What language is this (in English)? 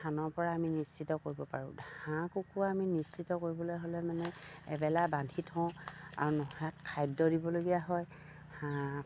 Assamese